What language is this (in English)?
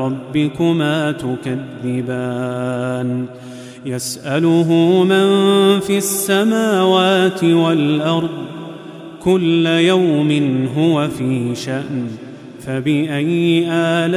Arabic